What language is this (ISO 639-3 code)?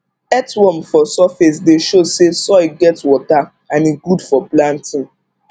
pcm